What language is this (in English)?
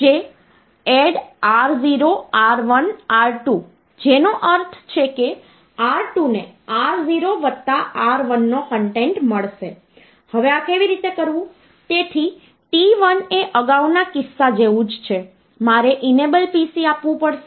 Gujarati